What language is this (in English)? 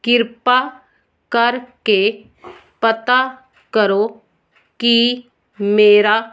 Punjabi